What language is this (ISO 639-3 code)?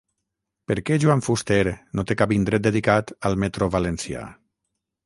cat